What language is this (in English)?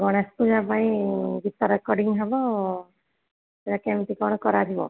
Odia